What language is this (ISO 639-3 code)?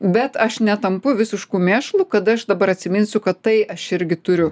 lit